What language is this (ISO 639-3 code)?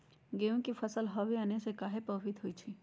mag